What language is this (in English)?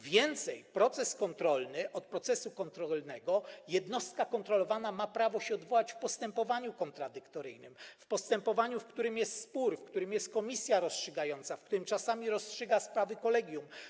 Polish